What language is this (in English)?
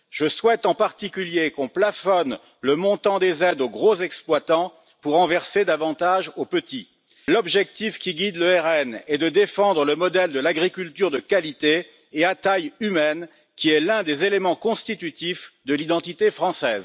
French